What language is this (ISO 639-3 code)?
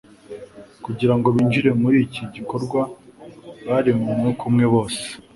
kin